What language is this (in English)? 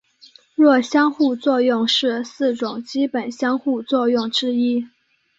Chinese